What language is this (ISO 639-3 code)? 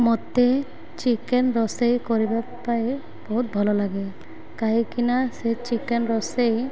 ori